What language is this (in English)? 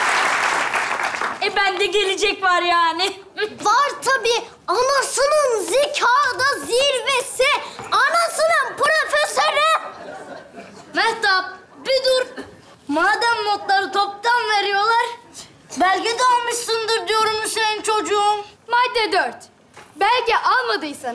Turkish